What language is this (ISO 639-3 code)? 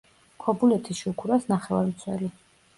kat